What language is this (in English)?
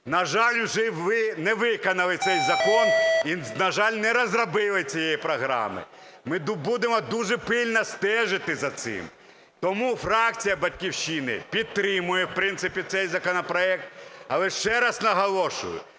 Ukrainian